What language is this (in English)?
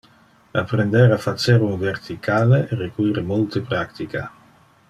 Interlingua